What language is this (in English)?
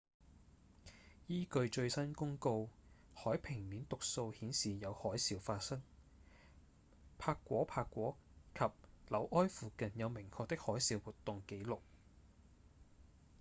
Cantonese